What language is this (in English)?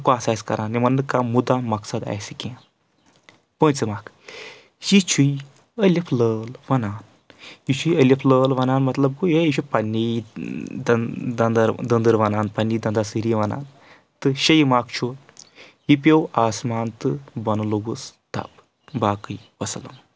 Kashmiri